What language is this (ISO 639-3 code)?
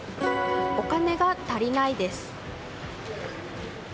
jpn